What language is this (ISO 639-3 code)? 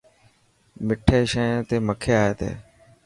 mki